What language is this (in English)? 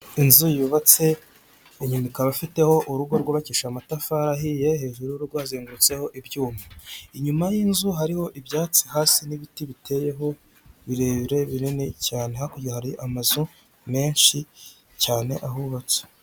Kinyarwanda